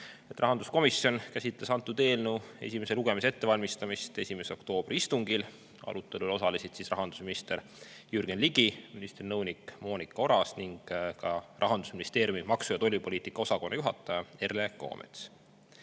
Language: Estonian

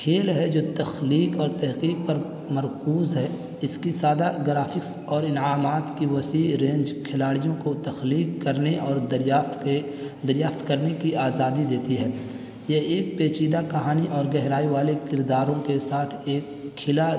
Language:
Urdu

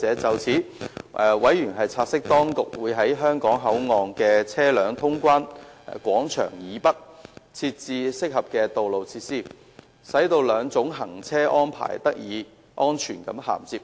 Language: Cantonese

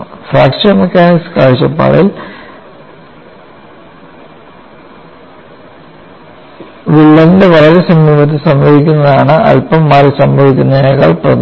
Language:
Malayalam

